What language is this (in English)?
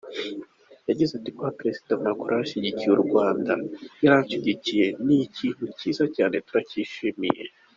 Kinyarwanda